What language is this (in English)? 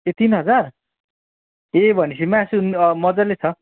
Nepali